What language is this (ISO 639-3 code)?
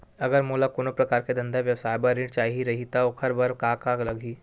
hne